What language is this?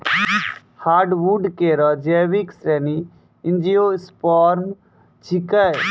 Maithili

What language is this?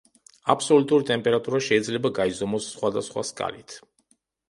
Georgian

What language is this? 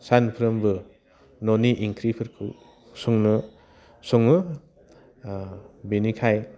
Bodo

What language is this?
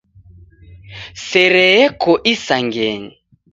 Taita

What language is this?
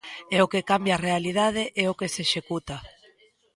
Galician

